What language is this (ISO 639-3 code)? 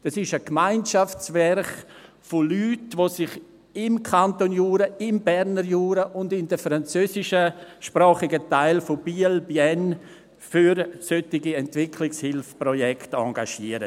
gsw